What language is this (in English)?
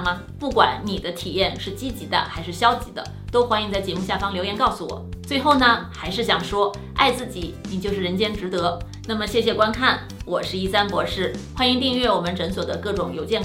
Chinese